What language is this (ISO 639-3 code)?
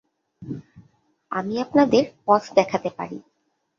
ben